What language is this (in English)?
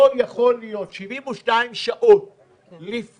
Hebrew